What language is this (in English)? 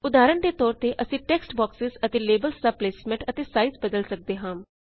Punjabi